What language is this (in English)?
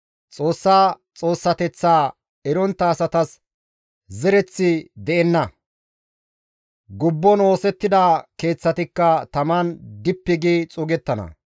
Gamo